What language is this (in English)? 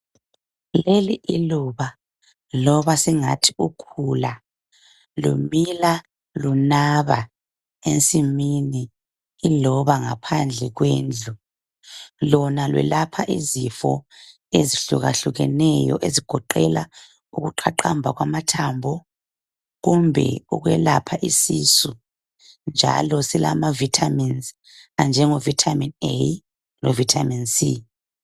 North Ndebele